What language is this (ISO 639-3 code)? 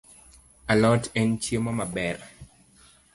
luo